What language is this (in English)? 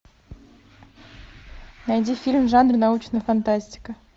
Russian